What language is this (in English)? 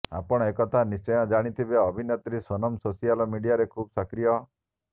Odia